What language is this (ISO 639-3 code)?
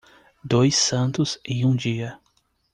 por